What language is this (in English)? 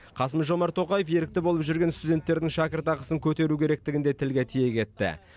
Kazakh